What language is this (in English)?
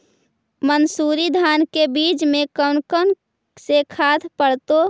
Magahi